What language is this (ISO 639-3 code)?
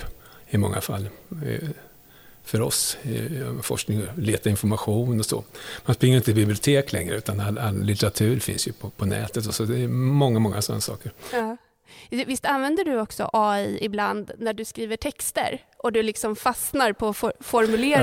swe